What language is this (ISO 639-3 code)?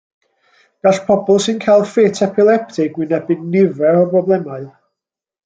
cym